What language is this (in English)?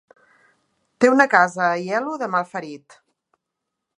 Catalan